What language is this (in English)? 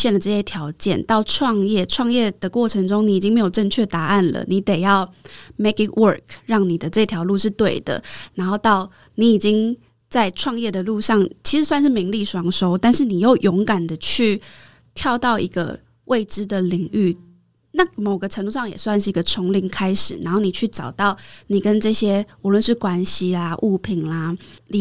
Chinese